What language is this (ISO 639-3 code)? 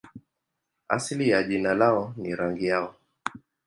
swa